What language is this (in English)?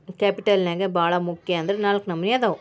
Kannada